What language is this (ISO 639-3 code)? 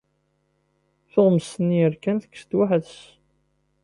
kab